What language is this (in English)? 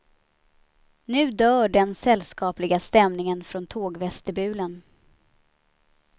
Swedish